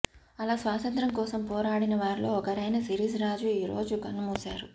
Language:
Telugu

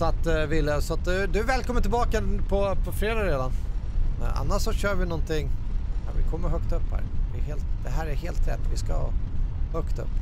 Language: Swedish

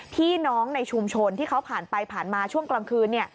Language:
Thai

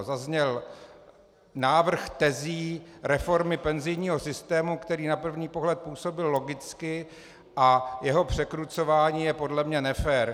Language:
Czech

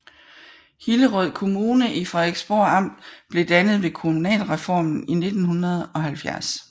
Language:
Danish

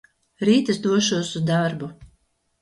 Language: Latvian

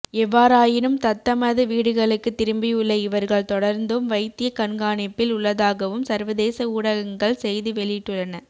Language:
Tamil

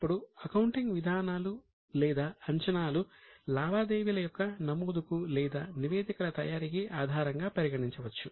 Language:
Telugu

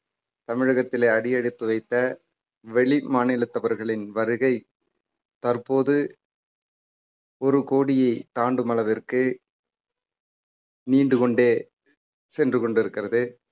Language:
Tamil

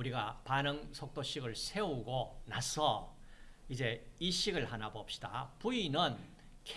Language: Korean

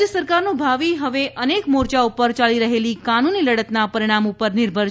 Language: Gujarati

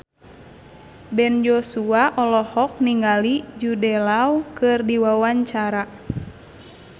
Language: Sundanese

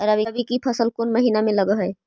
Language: Magahi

